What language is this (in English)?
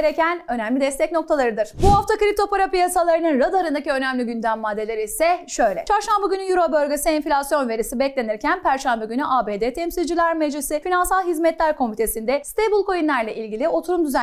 Turkish